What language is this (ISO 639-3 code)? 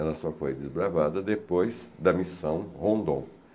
por